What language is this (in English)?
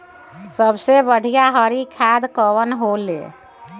Bhojpuri